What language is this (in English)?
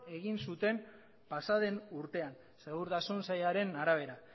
Basque